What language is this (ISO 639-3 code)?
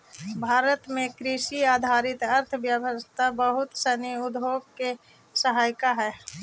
mag